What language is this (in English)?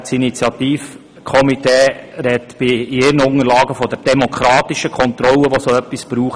Swiss German